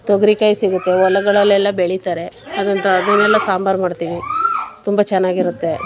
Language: Kannada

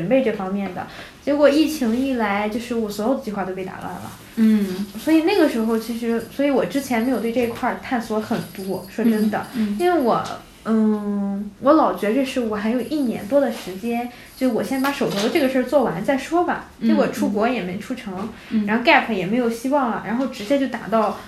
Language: Chinese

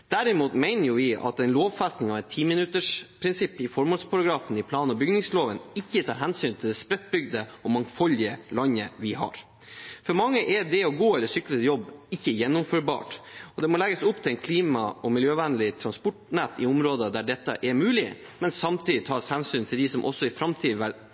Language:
Norwegian Bokmål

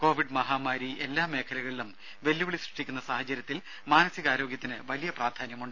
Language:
Malayalam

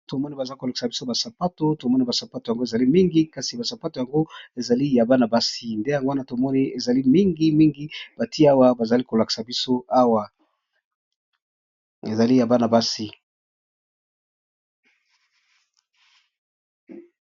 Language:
Lingala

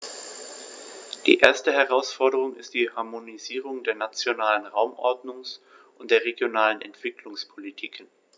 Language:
German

